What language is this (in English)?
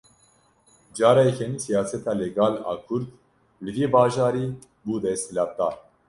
Kurdish